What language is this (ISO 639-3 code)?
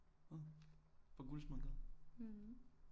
dan